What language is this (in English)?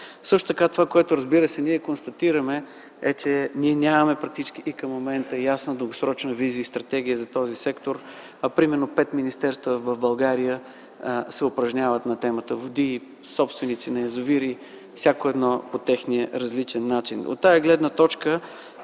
Bulgarian